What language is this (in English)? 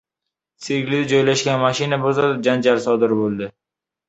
Uzbek